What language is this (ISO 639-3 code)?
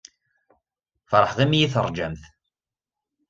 kab